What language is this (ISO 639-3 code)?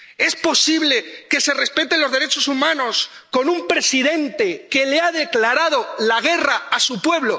spa